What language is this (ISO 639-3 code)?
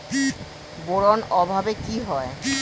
ben